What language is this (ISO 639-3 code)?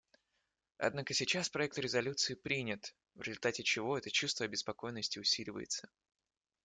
rus